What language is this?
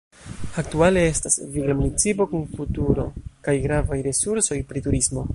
Esperanto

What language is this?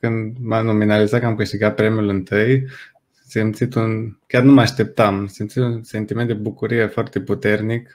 Romanian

